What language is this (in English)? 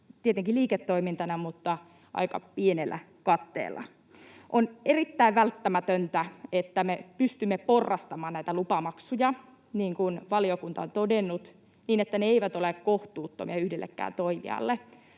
Finnish